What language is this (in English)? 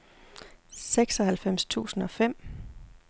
Danish